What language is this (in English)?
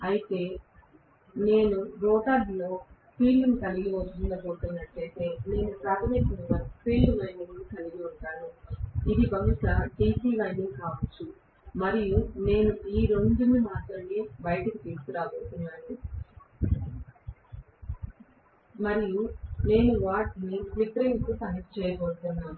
Telugu